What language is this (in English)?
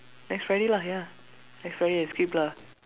English